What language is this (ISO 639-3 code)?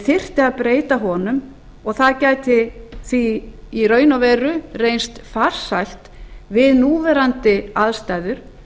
isl